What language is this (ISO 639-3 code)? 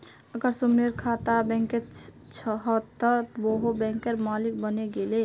mag